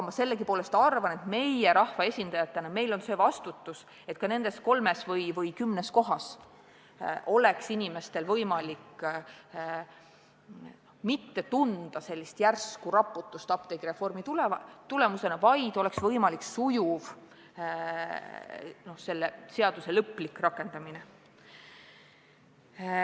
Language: Estonian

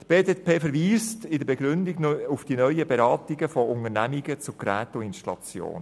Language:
Swiss German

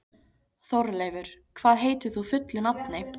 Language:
Icelandic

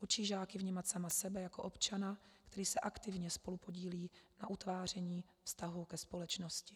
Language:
Czech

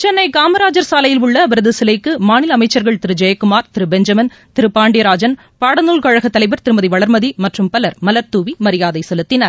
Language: Tamil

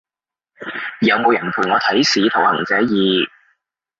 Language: Cantonese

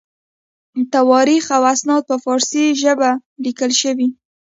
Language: Pashto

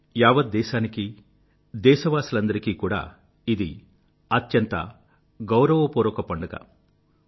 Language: Telugu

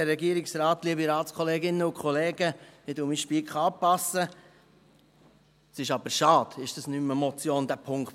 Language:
Swiss German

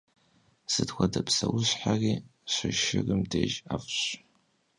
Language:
Kabardian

